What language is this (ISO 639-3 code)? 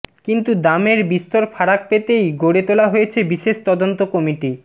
ben